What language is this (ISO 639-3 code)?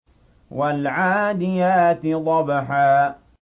ara